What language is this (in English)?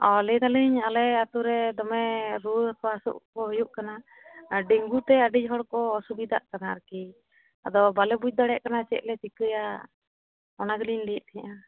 Santali